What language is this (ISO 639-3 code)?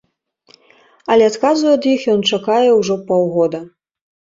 bel